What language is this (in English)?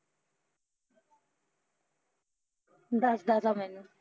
Punjabi